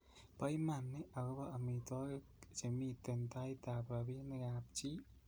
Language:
Kalenjin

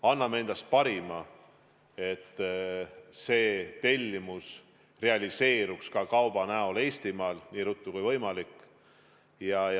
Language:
Estonian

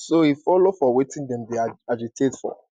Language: Nigerian Pidgin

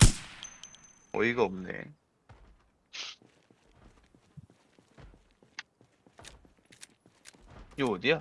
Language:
Korean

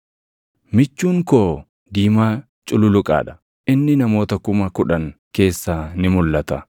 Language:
Oromo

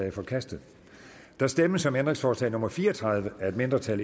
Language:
Danish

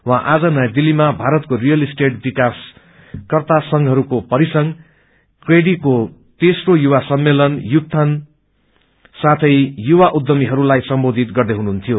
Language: Nepali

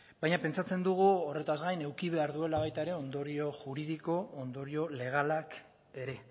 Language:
Basque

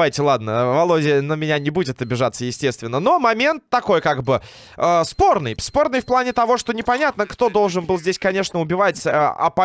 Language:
Russian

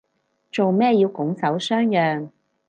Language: Cantonese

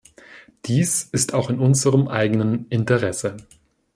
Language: German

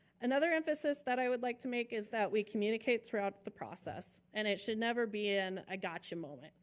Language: English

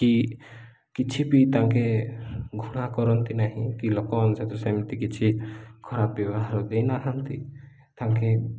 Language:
Odia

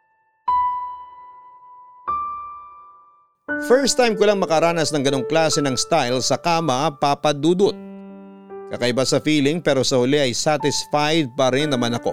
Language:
Filipino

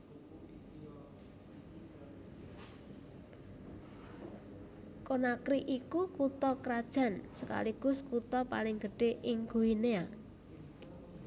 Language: Javanese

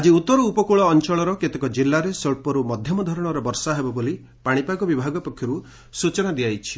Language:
Odia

